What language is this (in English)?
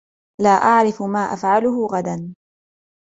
Arabic